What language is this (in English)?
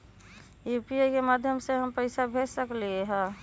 Magahi